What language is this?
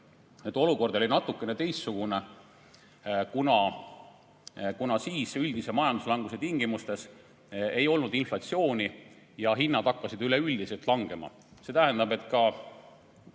Estonian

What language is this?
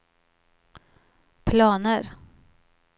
Swedish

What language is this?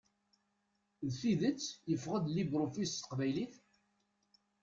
Kabyle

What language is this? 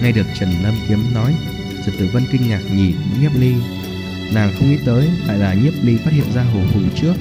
Vietnamese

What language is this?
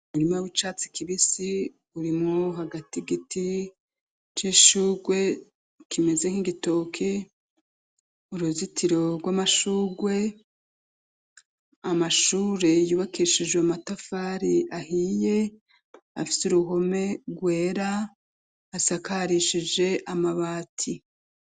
Rundi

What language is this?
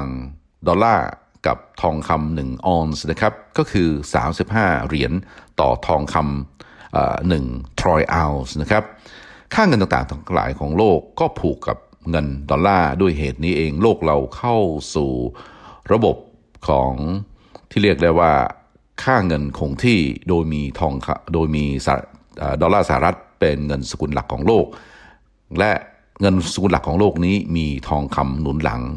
Thai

